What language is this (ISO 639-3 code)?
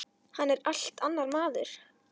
isl